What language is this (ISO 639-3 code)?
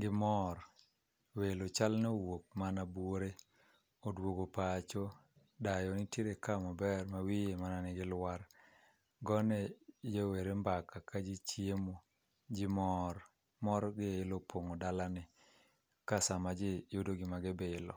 luo